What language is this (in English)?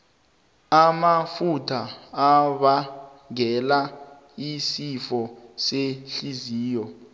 South Ndebele